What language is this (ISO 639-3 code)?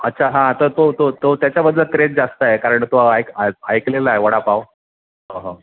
mar